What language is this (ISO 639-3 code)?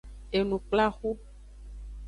ajg